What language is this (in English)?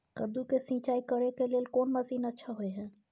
Maithili